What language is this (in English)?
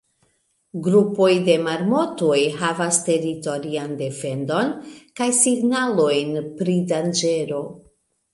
Esperanto